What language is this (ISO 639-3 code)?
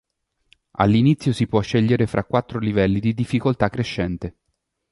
ita